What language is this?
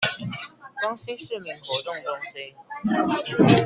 Chinese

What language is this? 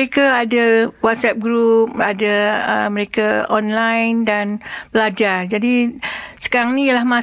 Malay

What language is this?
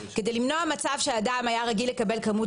Hebrew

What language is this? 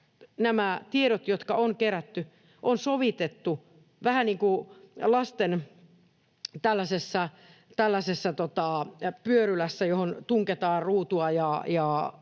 Finnish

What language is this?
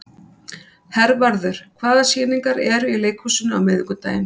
Icelandic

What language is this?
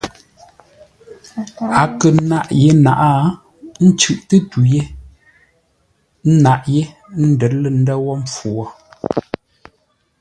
Ngombale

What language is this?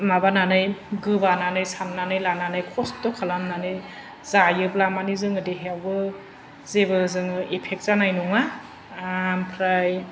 Bodo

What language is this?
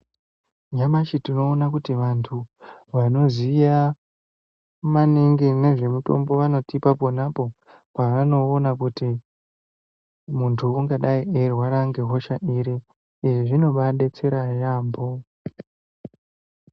Ndau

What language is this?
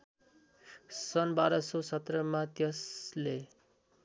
Nepali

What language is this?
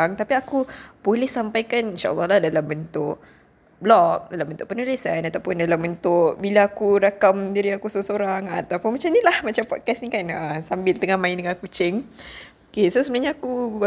Malay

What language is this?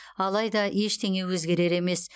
Kazakh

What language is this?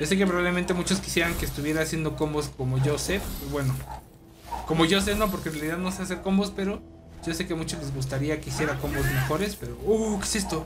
Spanish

